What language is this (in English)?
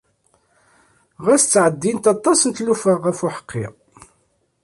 Kabyle